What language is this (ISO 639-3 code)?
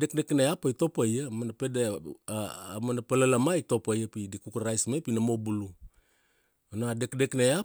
ksd